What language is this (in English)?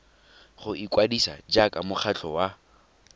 Tswana